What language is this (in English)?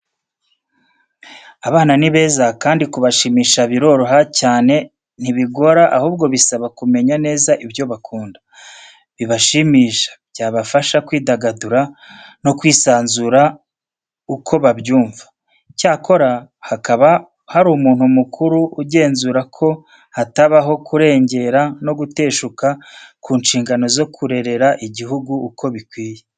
Kinyarwanda